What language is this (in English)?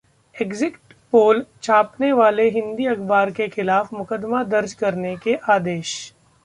Hindi